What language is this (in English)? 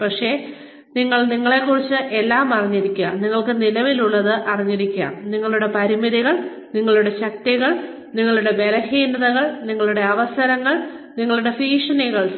Malayalam